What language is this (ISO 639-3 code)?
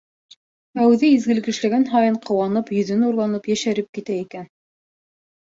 bak